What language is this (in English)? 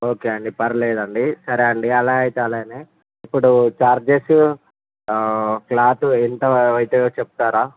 Telugu